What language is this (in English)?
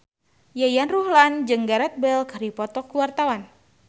Sundanese